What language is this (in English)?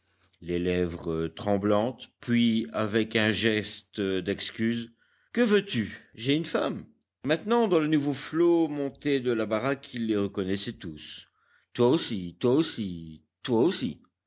French